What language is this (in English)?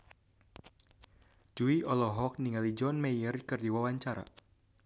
Sundanese